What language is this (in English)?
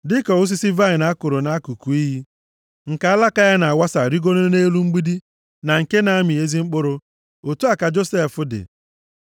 Igbo